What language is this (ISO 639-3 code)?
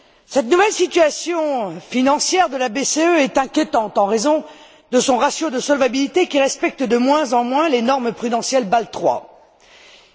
fra